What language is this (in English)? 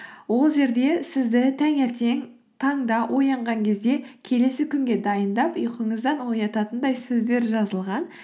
Kazakh